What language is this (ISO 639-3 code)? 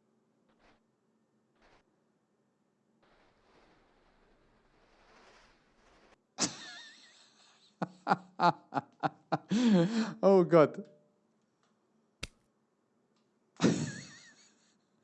deu